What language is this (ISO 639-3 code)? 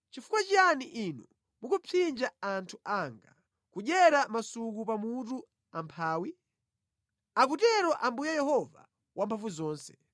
nya